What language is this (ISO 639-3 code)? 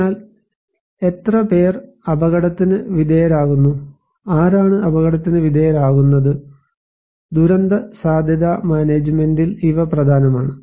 mal